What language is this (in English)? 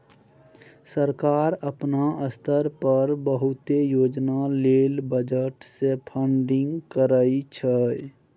Maithili